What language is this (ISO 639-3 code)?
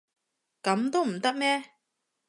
yue